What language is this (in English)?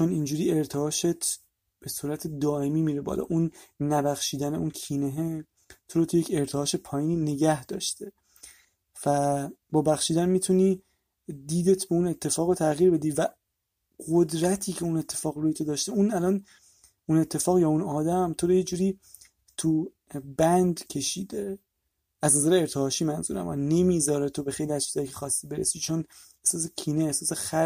Persian